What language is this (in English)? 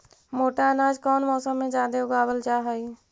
Magahi